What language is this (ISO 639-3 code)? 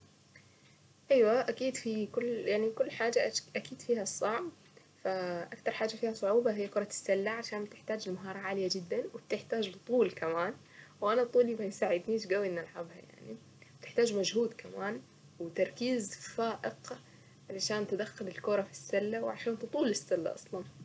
aec